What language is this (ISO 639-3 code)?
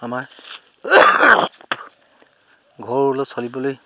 asm